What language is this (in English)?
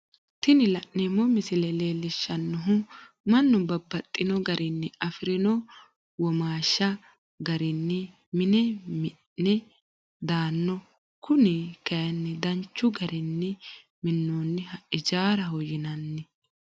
Sidamo